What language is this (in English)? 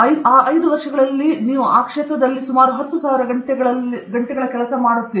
Kannada